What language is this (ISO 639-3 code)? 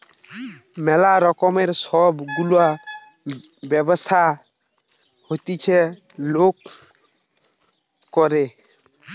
ben